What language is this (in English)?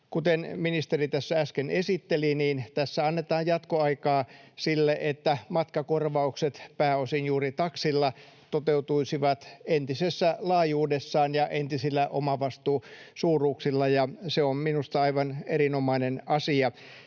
Finnish